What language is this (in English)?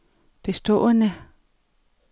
Danish